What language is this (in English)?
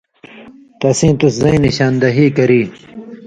Indus Kohistani